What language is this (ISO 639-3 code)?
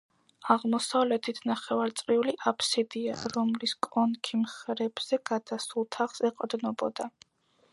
kat